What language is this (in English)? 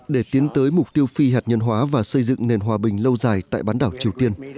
Vietnamese